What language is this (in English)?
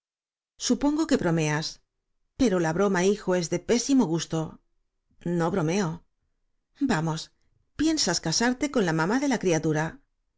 Spanish